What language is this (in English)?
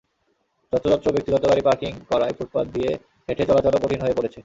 Bangla